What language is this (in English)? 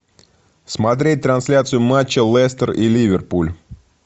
Russian